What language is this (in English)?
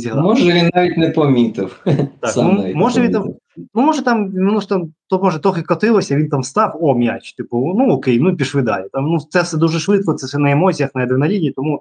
Ukrainian